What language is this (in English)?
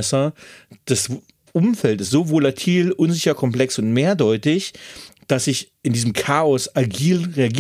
German